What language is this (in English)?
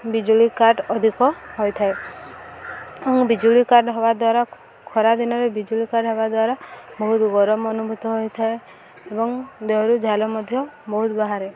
Odia